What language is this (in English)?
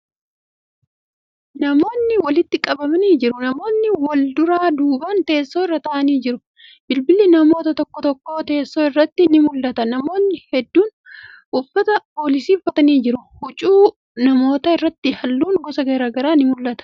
Oromo